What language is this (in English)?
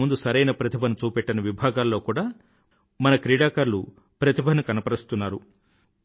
Telugu